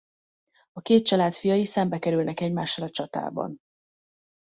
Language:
Hungarian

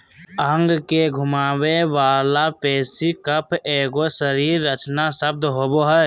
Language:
Magahi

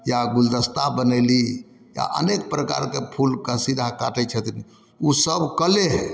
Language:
Maithili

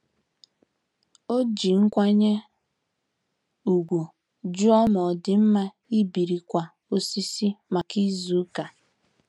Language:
Igbo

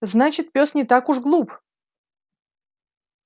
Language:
Russian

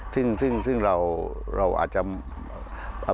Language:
Thai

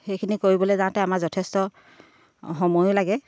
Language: Assamese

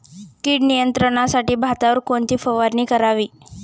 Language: Marathi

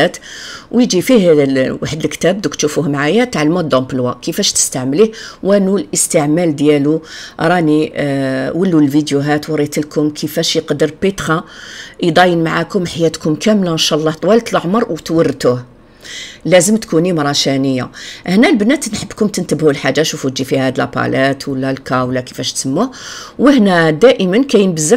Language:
Arabic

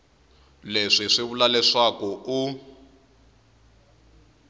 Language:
Tsonga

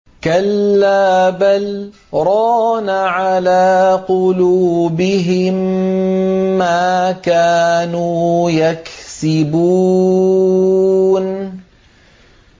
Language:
Arabic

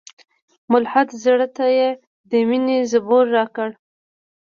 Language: Pashto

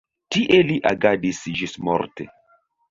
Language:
Esperanto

